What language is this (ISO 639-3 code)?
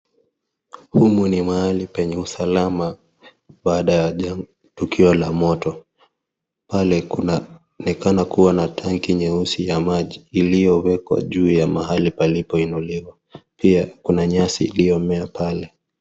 swa